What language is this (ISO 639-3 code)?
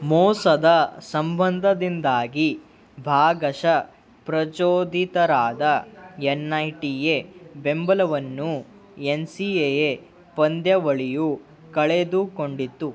kan